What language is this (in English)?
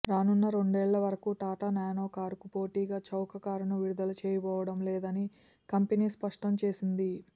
Telugu